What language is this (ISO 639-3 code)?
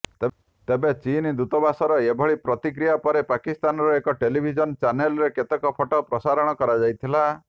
ori